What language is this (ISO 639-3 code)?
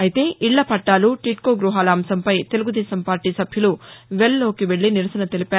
tel